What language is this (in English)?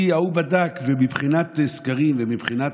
Hebrew